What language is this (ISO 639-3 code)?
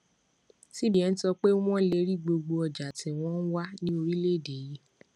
yor